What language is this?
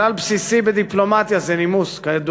Hebrew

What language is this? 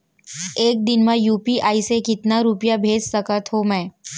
Chhattisgarhi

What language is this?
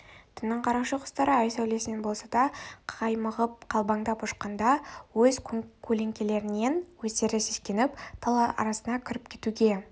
Kazakh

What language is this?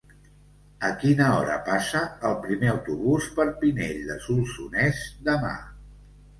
Catalan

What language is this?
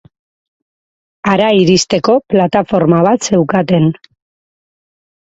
Basque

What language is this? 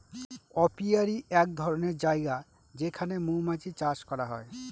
Bangla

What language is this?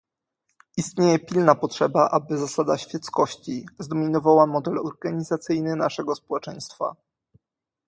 Polish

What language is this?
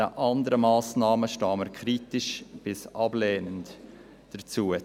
Swiss German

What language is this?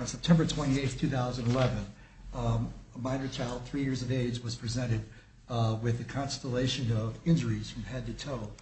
English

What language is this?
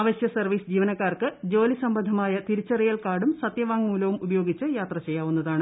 Malayalam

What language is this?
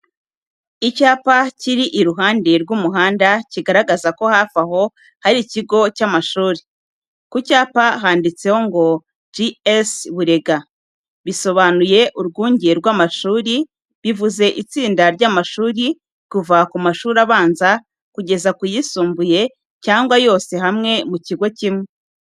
Kinyarwanda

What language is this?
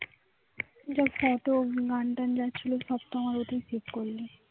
Bangla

